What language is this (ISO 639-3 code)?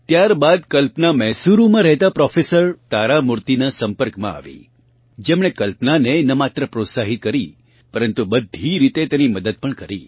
guj